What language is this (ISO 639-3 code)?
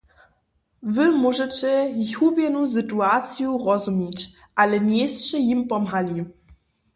hsb